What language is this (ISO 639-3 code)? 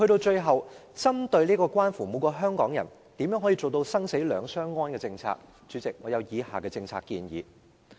yue